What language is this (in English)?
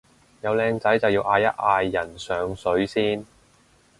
Cantonese